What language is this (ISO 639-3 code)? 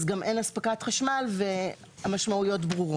heb